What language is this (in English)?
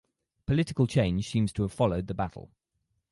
English